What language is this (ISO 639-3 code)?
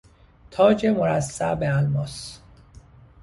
fas